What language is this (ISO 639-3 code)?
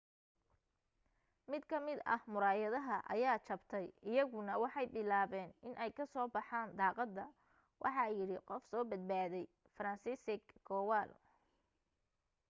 som